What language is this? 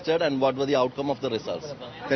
Indonesian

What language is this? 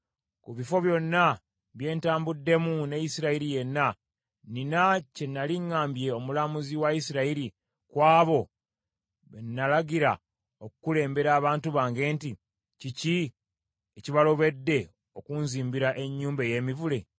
Ganda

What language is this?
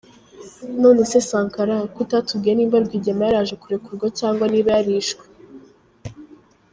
Kinyarwanda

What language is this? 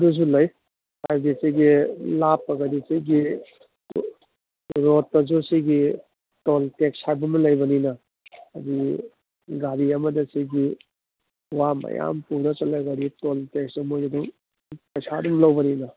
Manipuri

